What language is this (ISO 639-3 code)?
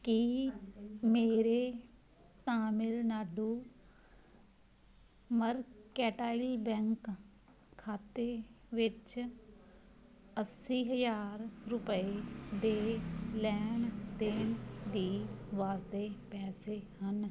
pan